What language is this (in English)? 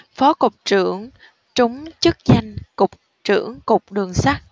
Vietnamese